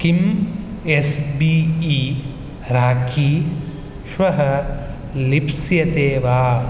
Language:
Sanskrit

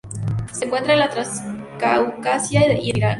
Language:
Spanish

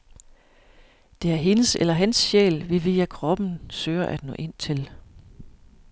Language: Danish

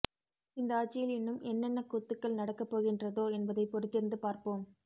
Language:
Tamil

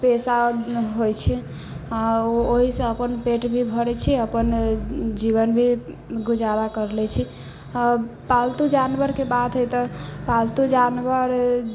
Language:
Maithili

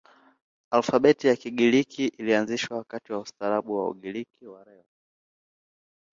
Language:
Swahili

